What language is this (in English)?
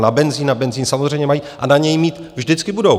Czech